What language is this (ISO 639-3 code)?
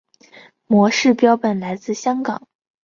zho